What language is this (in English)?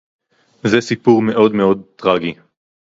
Hebrew